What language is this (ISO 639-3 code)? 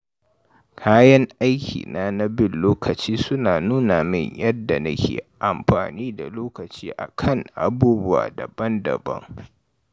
hau